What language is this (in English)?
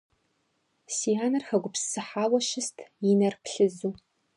Kabardian